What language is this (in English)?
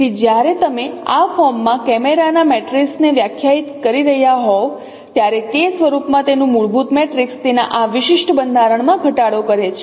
Gujarati